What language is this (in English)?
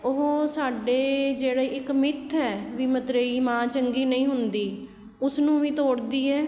Punjabi